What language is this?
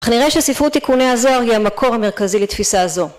Hebrew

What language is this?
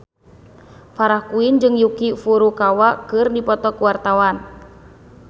Sundanese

